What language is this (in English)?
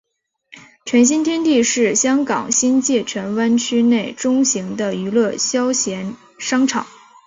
Chinese